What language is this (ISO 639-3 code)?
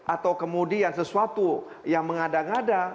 ind